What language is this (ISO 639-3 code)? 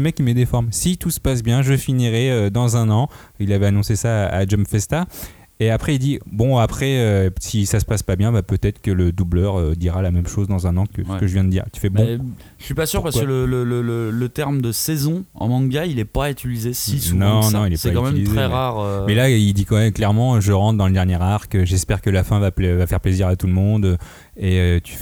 fra